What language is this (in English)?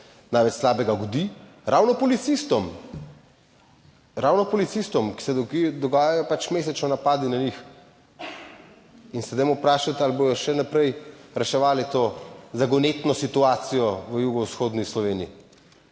Slovenian